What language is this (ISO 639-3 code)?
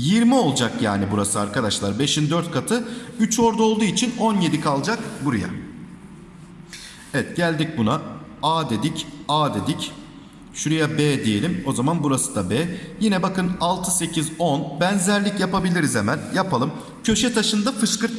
tur